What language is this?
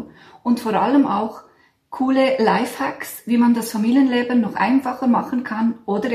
German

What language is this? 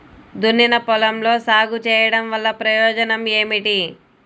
Telugu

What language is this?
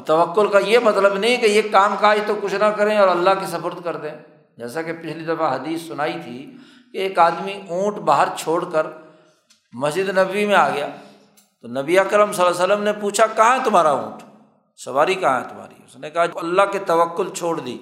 Urdu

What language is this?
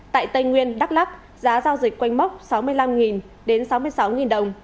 Vietnamese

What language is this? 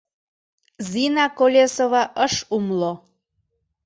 Mari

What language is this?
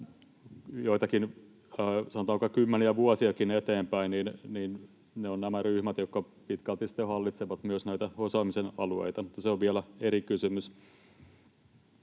Finnish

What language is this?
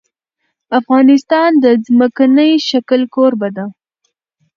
Pashto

